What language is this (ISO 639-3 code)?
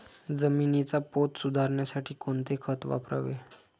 mar